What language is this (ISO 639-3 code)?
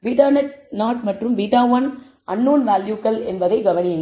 tam